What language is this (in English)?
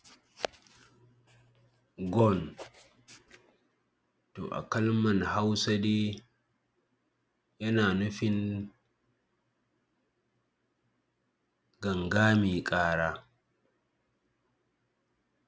Hausa